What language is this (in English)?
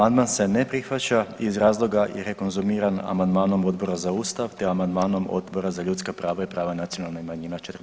Croatian